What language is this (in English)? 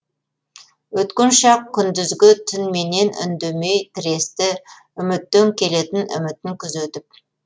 Kazakh